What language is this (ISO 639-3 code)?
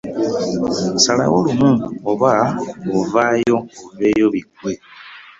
lug